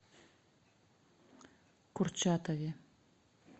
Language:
Russian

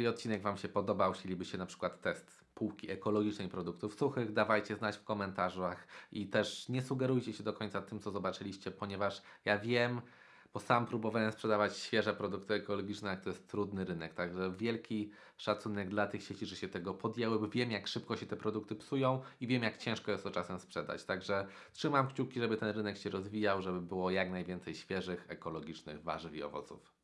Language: Polish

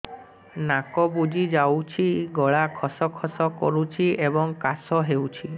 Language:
Odia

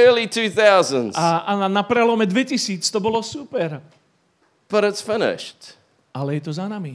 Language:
Slovak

